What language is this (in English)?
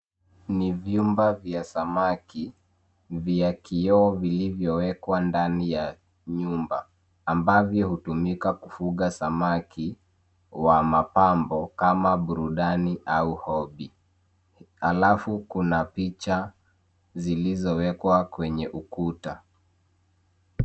Swahili